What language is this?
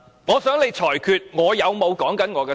Cantonese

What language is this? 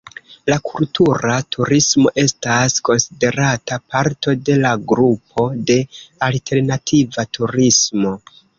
Esperanto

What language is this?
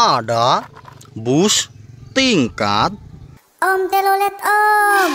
Indonesian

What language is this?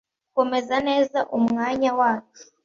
Kinyarwanda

